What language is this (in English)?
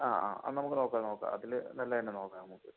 Malayalam